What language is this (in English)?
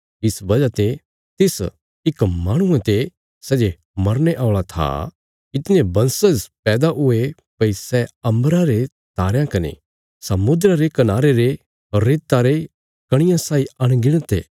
Bilaspuri